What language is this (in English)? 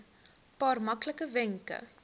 Afrikaans